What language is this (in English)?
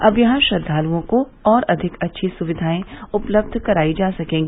Hindi